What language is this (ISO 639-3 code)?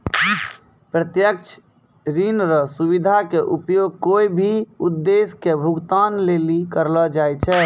mai